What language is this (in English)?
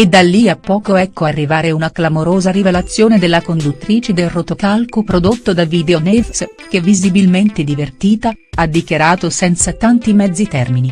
Italian